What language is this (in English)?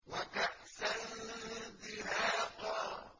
Arabic